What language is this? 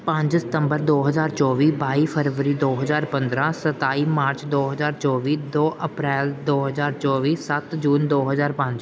Punjabi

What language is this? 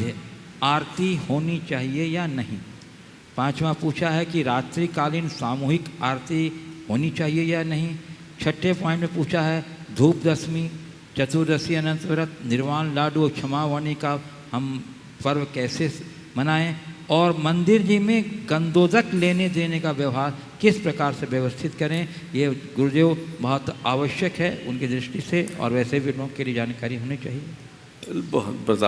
English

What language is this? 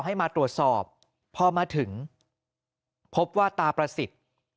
Thai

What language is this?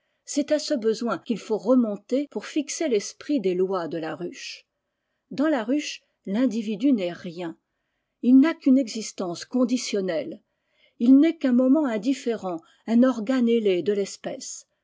French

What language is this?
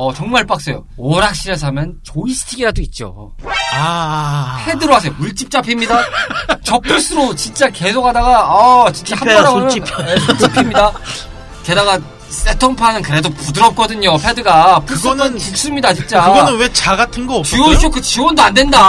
Korean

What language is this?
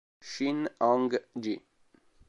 Italian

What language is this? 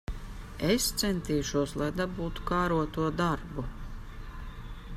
Latvian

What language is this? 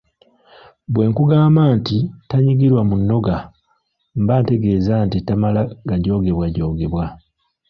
Ganda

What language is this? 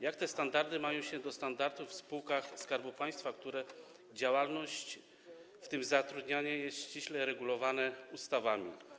Polish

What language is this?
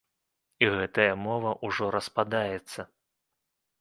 Belarusian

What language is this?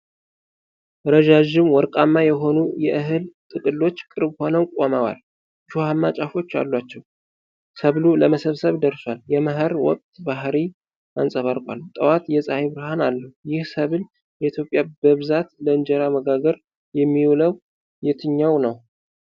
Amharic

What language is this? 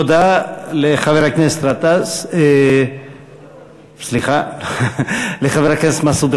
Hebrew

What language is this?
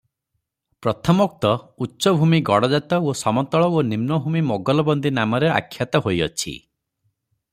Odia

